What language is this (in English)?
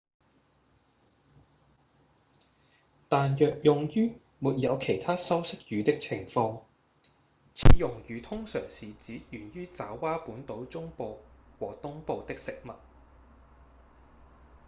Cantonese